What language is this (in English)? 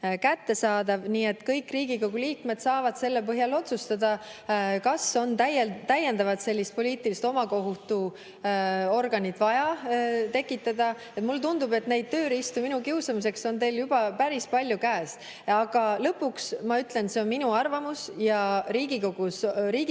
Estonian